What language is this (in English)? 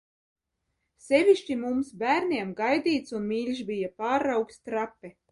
Latvian